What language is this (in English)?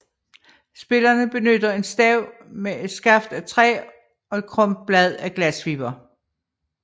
Danish